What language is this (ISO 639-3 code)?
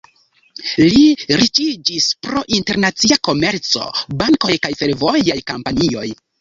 epo